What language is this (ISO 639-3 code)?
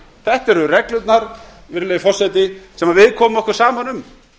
isl